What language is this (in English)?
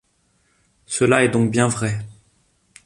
French